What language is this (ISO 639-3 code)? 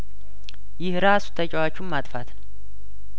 amh